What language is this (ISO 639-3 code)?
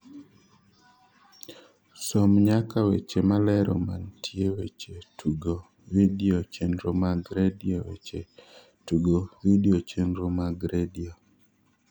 luo